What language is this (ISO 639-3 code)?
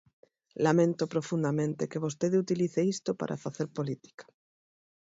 glg